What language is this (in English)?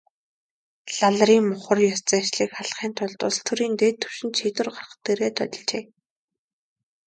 Mongolian